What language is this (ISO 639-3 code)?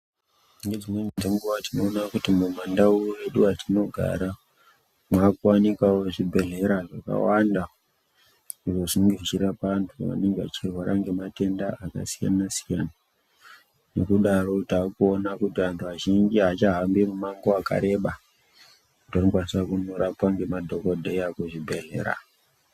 ndc